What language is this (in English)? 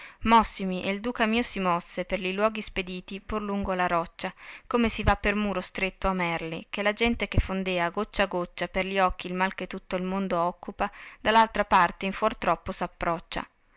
Italian